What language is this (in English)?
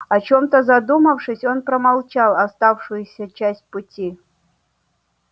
Russian